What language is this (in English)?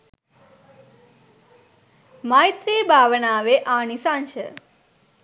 Sinhala